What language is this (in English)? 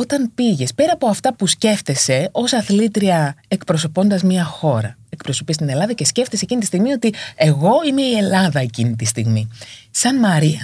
Greek